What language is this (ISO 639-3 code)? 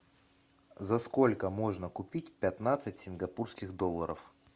rus